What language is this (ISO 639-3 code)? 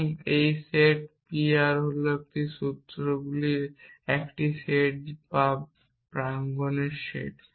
ben